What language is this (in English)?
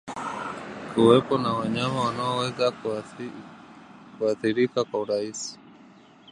Swahili